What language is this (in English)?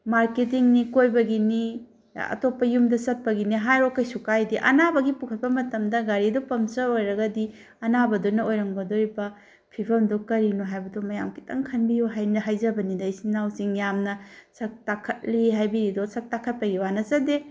Manipuri